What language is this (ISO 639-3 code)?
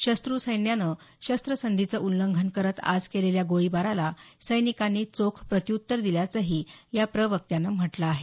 mar